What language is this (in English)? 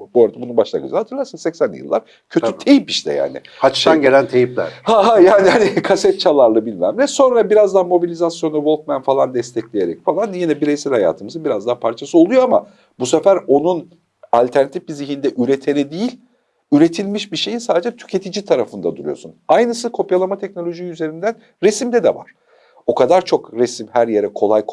Turkish